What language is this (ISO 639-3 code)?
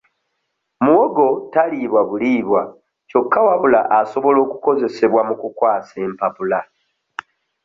lug